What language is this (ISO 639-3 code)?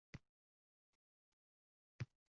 uzb